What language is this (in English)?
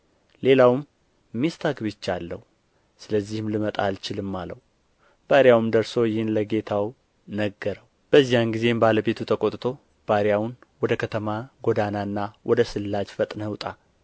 Amharic